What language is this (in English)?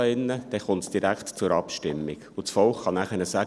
Swiss German